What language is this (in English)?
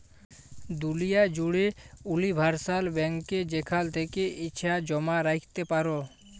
Bangla